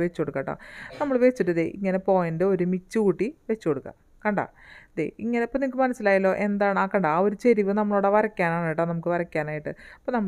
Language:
Malayalam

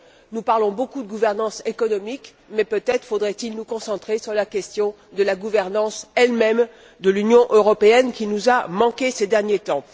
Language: French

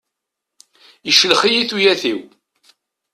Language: Kabyle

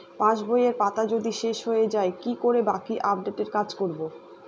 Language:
Bangla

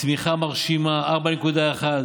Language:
Hebrew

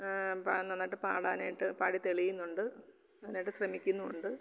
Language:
Malayalam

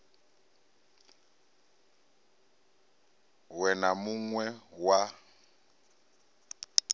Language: Venda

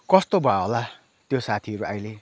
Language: Nepali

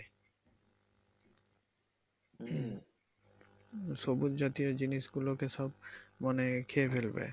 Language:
Bangla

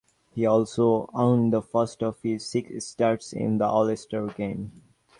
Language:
English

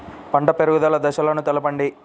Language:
Telugu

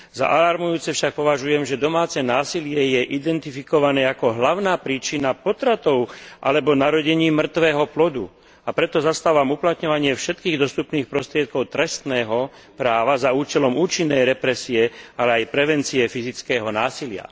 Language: Slovak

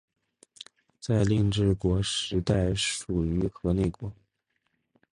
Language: Chinese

